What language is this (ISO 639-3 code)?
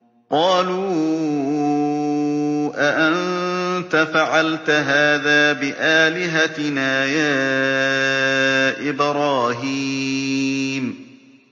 ara